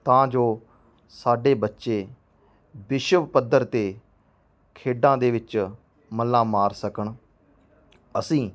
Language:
Punjabi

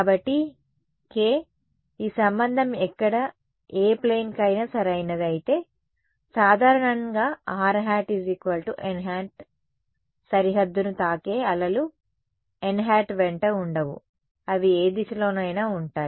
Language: Telugu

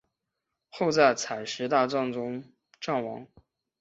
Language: Chinese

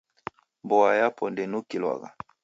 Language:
Taita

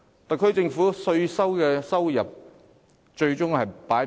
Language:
Cantonese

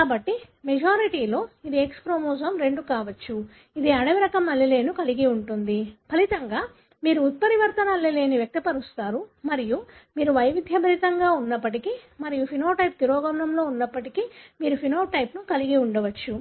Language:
Telugu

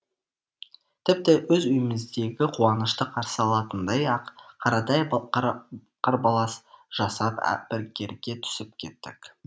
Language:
Kazakh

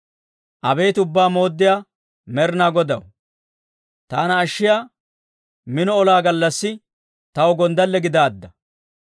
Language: Dawro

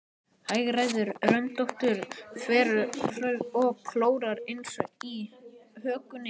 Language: Icelandic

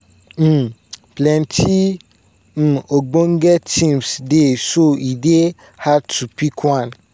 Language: Nigerian Pidgin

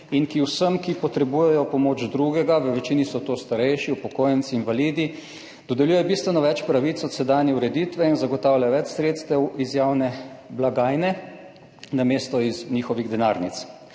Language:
Slovenian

